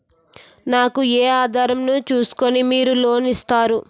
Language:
Telugu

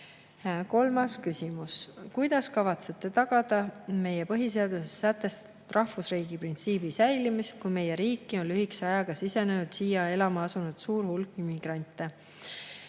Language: Estonian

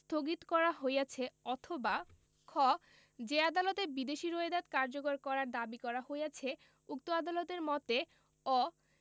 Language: Bangla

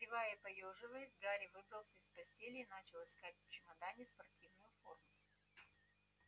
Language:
Russian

